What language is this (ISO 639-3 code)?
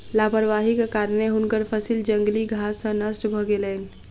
mai